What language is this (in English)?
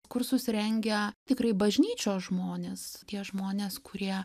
Lithuanian